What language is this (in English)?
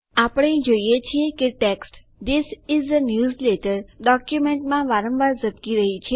Gujarati